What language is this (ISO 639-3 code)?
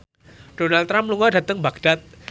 jav